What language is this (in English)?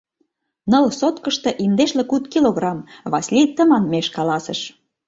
Mari